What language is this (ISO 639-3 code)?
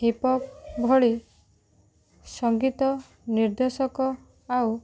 ori